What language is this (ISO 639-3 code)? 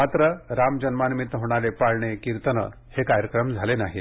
mar